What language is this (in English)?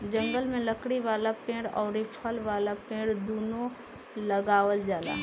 Bhojpuri